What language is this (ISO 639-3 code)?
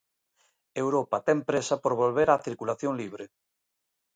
glg